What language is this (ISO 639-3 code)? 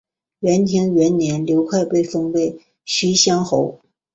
zho